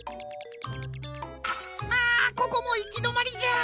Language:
Japanese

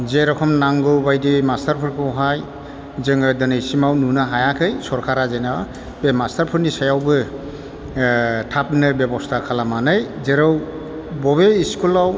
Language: Bodo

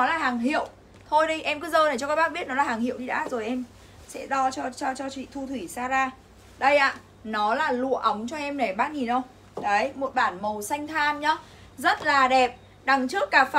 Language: Vietnamese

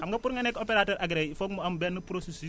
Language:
Wolof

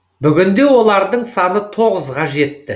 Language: Kazakh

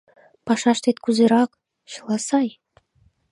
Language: Mari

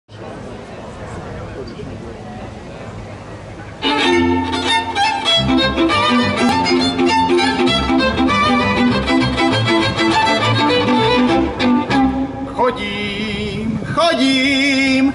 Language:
Romanian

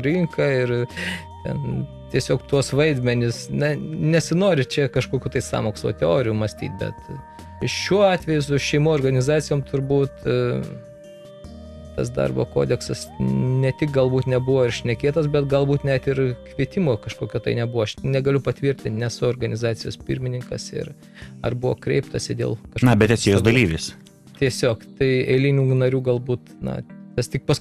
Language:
Russian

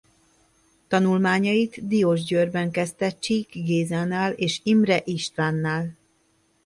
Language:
Hungarian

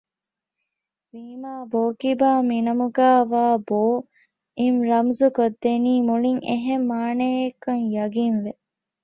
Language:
Divehi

